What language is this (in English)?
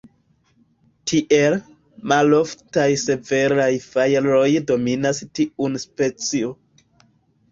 Esperanto